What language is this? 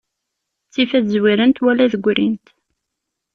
Kabyle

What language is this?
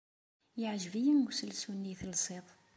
Kabyle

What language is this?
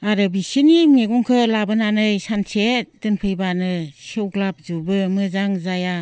Bodo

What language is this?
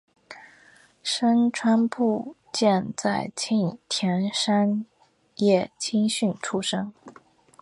Chinese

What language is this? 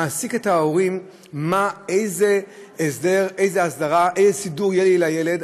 Hebrew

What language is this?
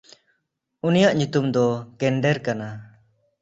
Santali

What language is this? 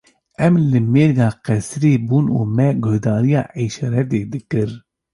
Kurdish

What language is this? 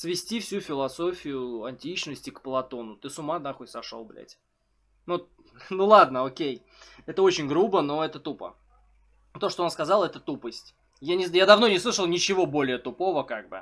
Russian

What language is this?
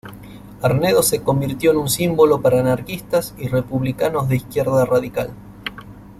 Spanish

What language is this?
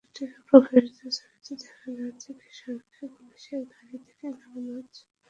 Bangla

